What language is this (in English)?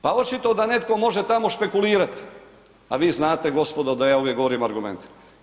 Croatian